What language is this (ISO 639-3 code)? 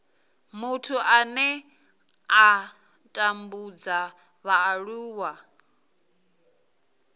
ven